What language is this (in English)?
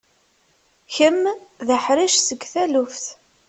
Kabyle